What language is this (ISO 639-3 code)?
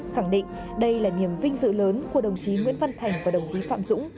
vie